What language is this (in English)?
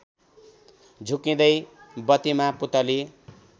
Nepali